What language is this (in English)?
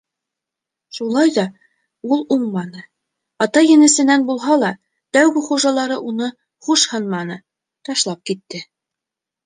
Bashkir